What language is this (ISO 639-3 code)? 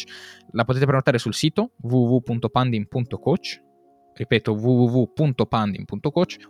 ita